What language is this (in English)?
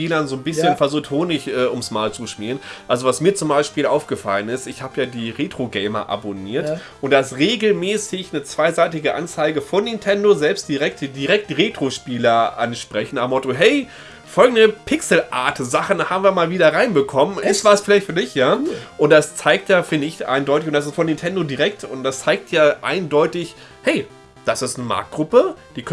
German